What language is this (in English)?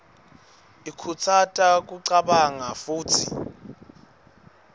Swati